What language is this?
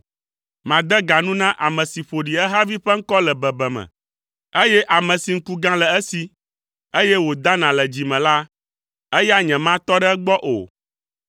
Ewe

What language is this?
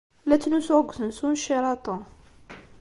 Kabyle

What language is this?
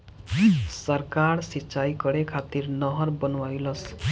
Bhojpuri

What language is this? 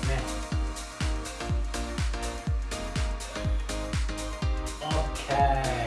Japanese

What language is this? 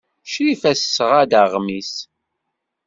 Kabyle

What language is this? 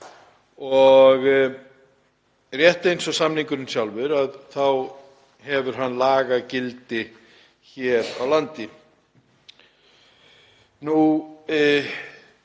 Icelandic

